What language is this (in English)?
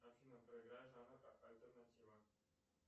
Russian